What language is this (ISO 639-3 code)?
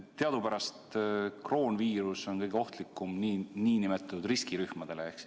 est